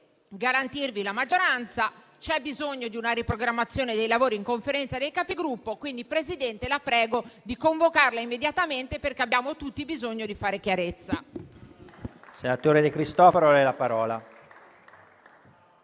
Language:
Italian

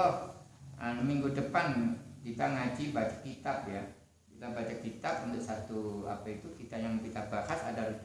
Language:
Indonesian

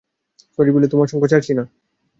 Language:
Bangla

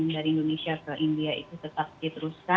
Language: Indonesian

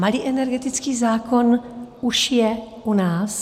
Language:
Czech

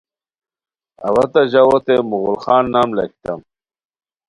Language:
Khowar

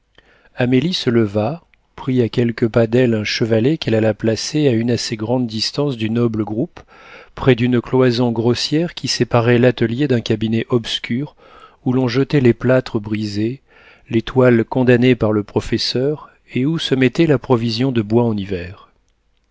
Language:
French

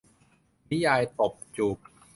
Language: Thai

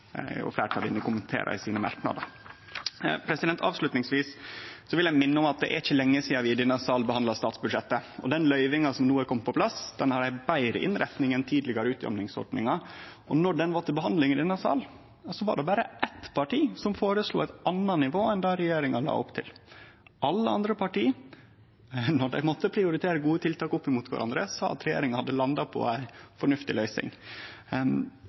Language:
Norwegian Nynorsk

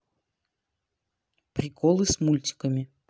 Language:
Russian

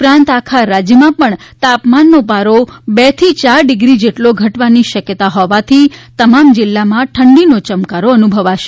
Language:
Gujarati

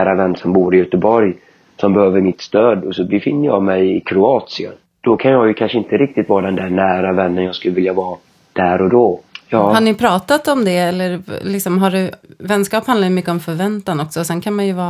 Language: Swedish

